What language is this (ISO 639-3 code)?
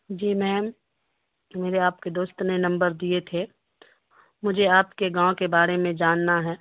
urd